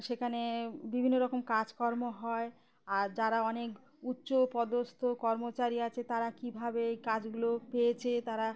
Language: Bangla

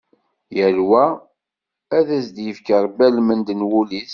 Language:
Kabyle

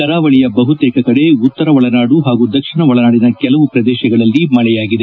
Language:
Kannada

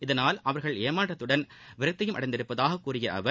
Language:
Tamil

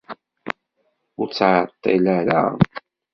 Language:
Kabyle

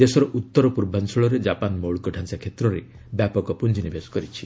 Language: Odia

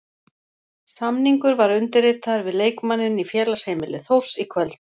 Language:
Icelandic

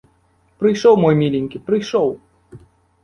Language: Belarusian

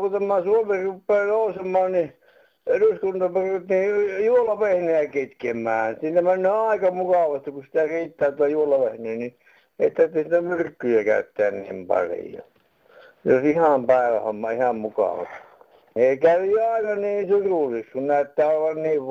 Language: Finnish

